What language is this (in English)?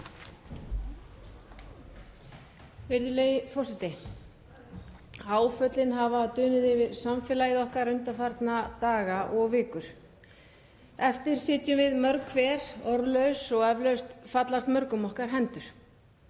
Icelandic